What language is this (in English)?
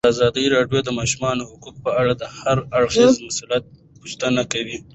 Pashto